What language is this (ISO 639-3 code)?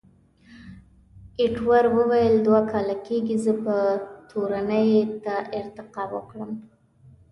pus